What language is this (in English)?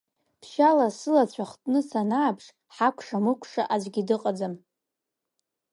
Abkhazian